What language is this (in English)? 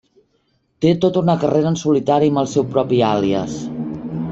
Catalan